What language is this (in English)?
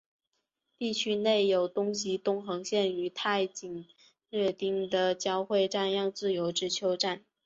Chinese